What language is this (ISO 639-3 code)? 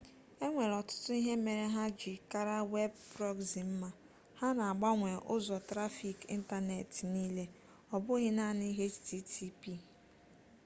ibo